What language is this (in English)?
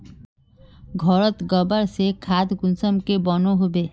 Magahi